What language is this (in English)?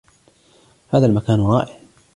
Arabic